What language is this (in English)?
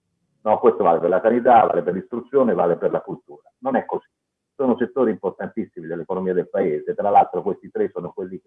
Italian